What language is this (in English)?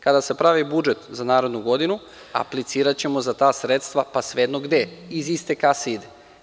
Serbian